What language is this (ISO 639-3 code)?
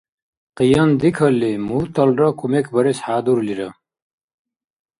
dar